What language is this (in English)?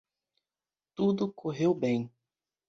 Portuguese